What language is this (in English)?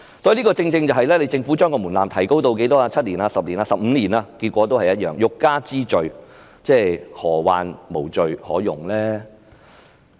Cantonese